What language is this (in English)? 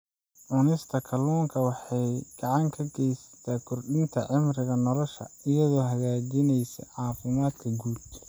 Somali